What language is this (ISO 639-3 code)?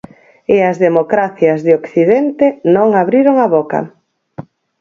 glg